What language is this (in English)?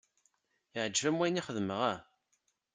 Kabyle